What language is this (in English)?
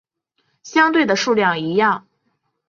Chinese